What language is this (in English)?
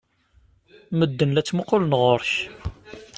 Kabyle